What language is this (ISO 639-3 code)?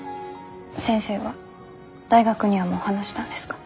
jpn